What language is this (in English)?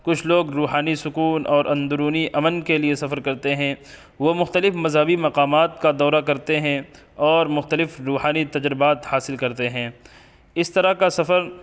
Urdu